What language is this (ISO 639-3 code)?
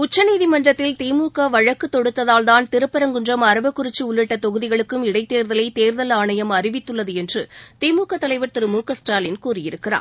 tam